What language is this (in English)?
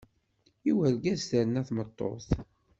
Kabyle